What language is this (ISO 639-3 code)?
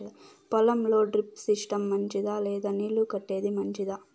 tel